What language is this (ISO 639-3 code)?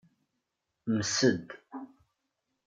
kab